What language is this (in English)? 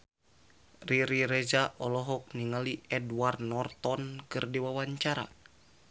Sundanese